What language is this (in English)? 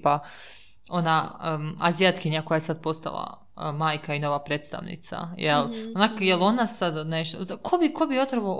Croatian